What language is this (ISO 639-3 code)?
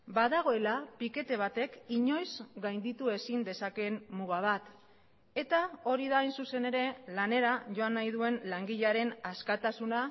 eus